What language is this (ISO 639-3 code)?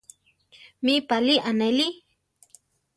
tar